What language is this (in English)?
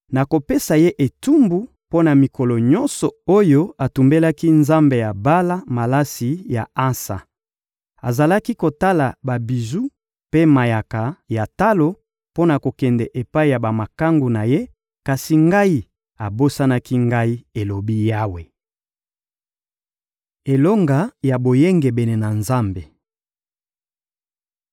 Lingala